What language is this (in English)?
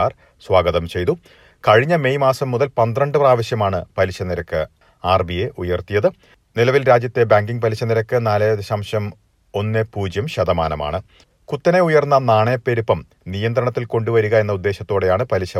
Malayalam